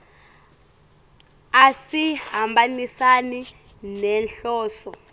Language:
Swati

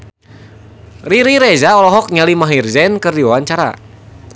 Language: Sundanese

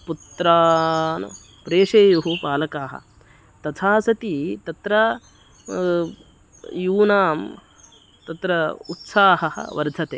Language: Sanskrit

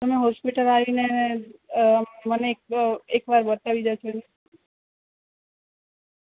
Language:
Gujarati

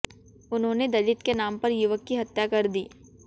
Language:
Hindi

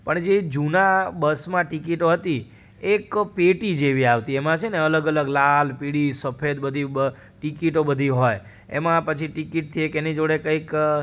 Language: Gujarati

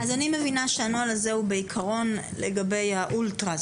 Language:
Hebrew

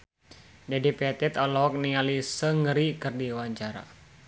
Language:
Sundanese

